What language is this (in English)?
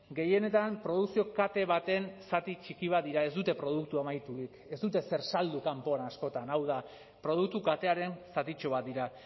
Basque